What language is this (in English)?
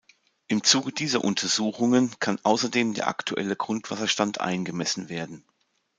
German